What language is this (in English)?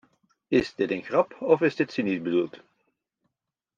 Dutch